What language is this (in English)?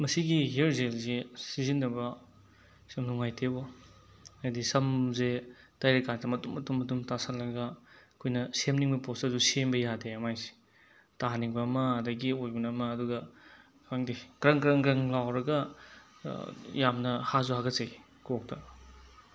Manipuri